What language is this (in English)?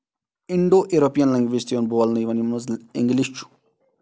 Kashmiri